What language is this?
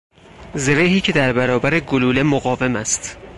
Persian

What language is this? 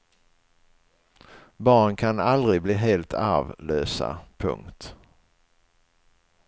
Swedish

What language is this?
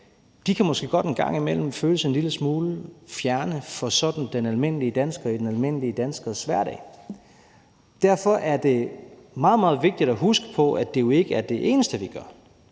Danish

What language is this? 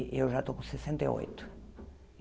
Portuguese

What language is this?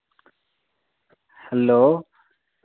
Dogri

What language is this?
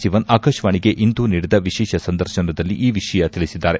Kannada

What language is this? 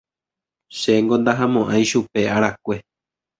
Guarani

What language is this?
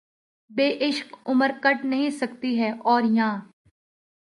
Urdu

